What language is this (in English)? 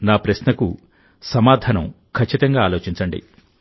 Telugu